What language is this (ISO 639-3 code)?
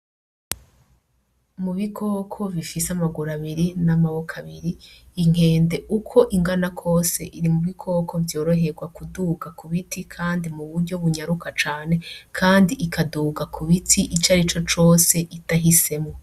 run